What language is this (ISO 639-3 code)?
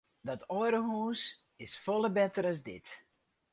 fry